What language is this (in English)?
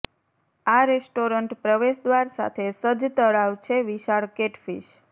Gujarati